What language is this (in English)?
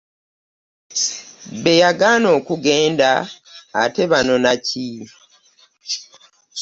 Ganda